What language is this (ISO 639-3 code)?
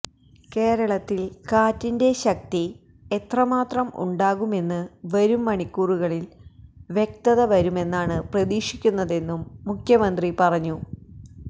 mal